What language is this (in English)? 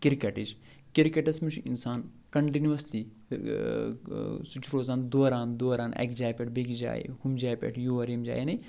Kashmiri